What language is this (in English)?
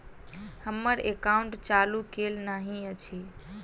Maithili